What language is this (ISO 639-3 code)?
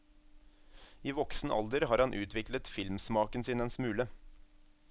nor